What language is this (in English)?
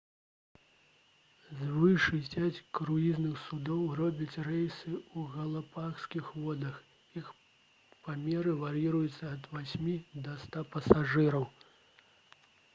Belarusian